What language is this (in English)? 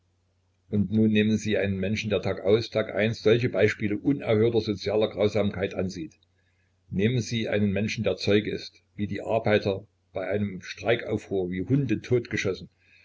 German